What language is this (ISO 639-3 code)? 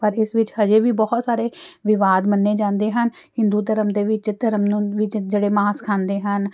pan